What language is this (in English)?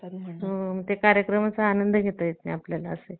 Marathi